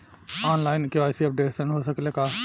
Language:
Bhojpuri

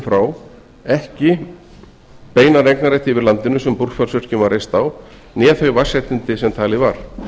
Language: Icelandic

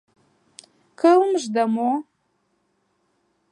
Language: Mari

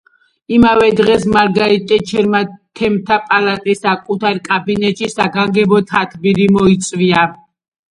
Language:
Georgian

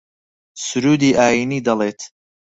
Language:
Central Kurdish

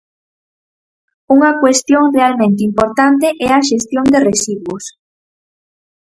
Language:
Galician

